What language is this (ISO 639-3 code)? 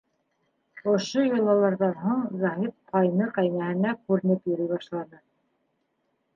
bak